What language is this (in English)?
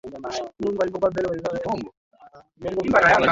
Swahili